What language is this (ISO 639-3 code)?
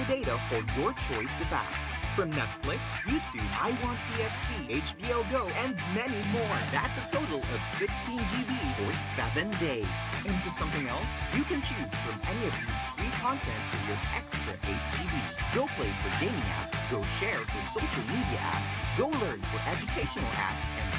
fil